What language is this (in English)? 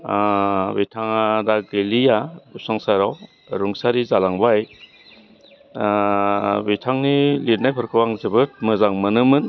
Bodo